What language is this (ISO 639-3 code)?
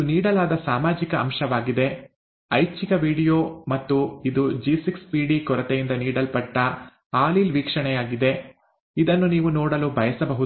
kan